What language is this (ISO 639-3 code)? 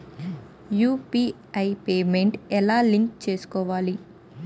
tel